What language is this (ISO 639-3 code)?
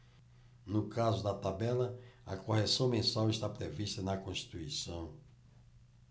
por